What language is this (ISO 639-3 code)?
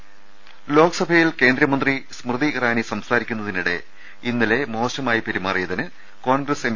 mal